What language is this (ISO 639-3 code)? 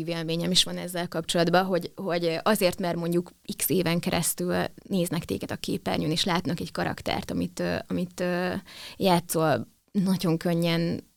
hun